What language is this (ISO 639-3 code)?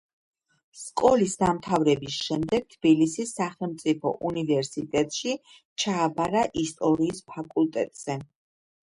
kat